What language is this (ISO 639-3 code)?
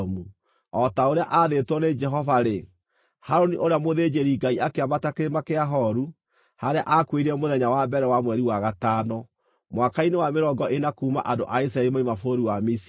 kik